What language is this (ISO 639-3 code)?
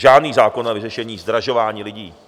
ces